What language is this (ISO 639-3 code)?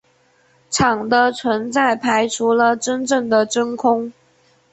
zho